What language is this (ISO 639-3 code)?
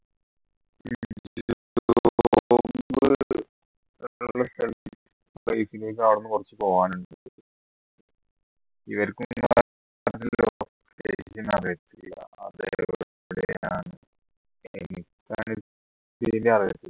mal